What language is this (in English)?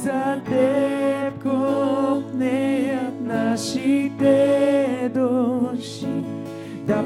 Bulgarian